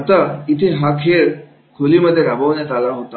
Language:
Marathi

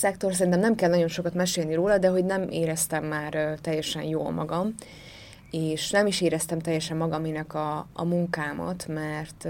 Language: Hungarian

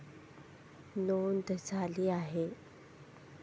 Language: Marathi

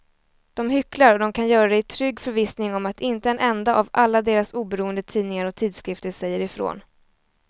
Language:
Swedish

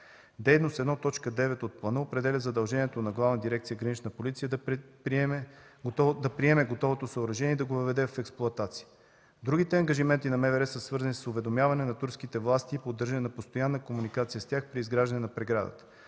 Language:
Bulgarian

